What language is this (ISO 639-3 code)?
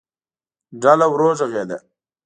pus